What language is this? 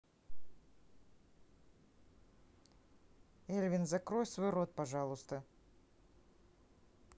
Russian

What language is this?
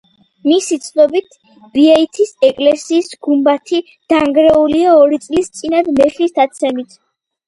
Georgian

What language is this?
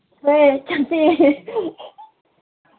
Manipuri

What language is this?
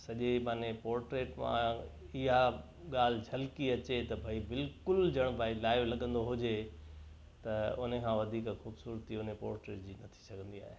Sindhi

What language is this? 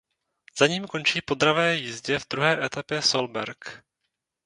Czech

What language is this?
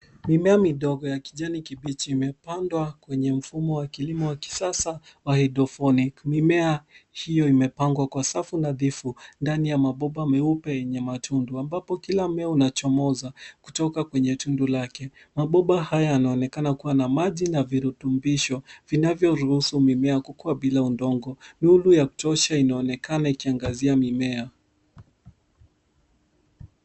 Swahili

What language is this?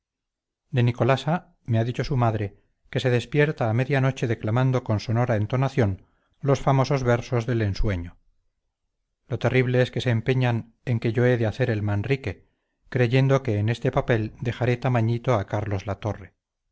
Spanish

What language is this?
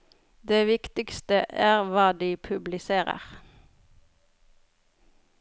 Norwegian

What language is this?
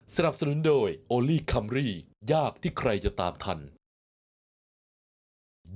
Thai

